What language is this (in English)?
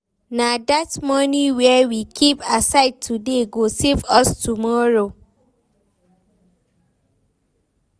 Nigerian Pidgin